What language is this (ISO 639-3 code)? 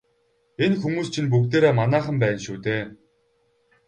mon